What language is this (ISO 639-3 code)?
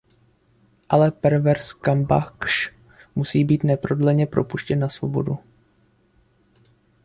ces